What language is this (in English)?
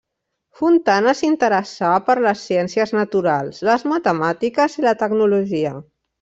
Catalan